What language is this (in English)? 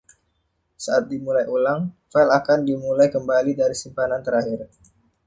Indonesian